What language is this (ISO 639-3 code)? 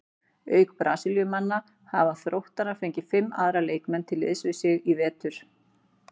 isl